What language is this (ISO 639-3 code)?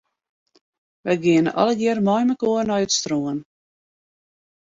fry